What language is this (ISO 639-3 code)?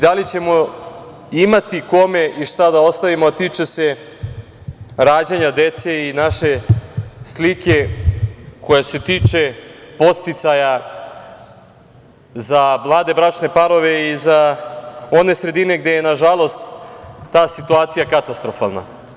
srp